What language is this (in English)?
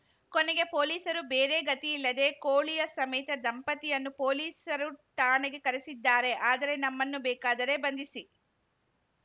Kannada